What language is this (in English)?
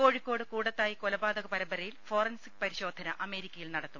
Malayalam